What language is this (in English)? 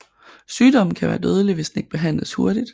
Danish